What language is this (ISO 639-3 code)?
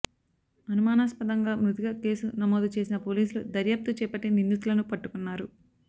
tel